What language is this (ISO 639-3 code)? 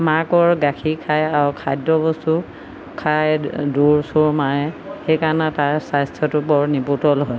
asm